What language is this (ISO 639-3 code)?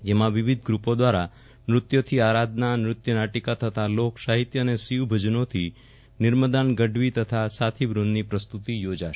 guj